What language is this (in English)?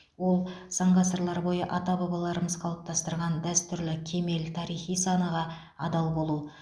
Kazakh